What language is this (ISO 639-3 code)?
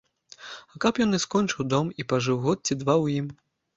bel